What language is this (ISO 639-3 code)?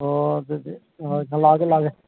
mni